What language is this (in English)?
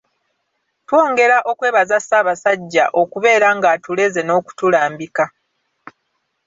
Ganda